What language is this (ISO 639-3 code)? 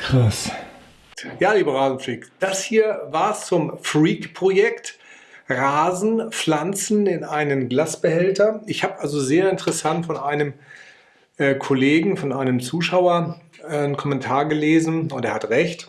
deu